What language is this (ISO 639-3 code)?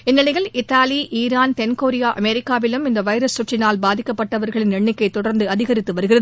tam